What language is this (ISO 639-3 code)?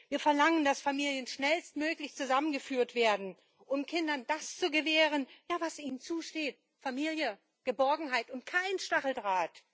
deu